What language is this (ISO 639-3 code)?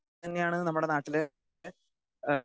mal